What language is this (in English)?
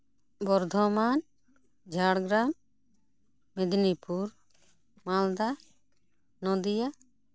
Santali